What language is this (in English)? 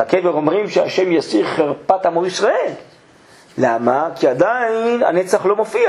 Hebrew